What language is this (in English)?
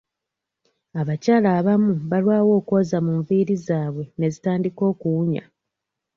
Ganda